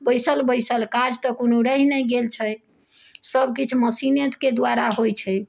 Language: Maithili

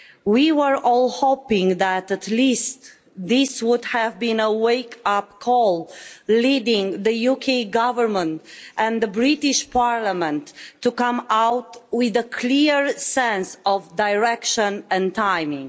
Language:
English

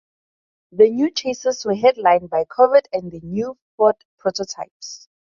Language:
English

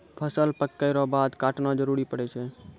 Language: Maithili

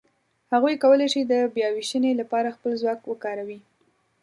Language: Pashto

